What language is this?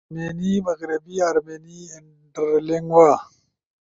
Ushojo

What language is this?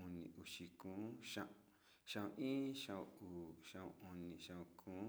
Sinicahua Mixtec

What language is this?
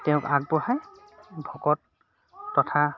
Assamese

